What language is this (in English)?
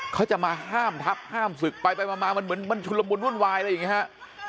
Thai